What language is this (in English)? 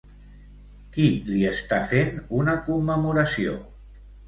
Catalan